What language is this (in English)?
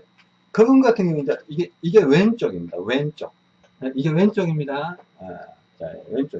Korean